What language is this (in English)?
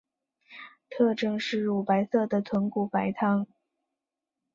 Chinese